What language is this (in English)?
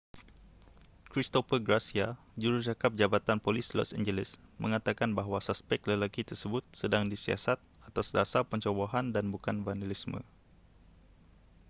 Malay